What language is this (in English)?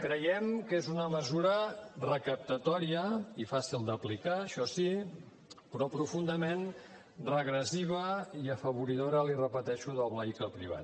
Catalan